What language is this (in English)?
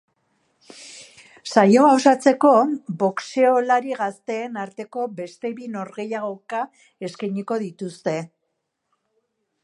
Basque